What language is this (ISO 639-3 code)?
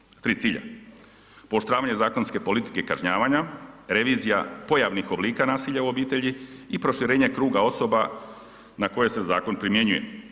hrv